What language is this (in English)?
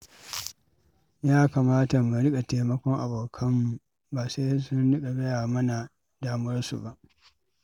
Hausa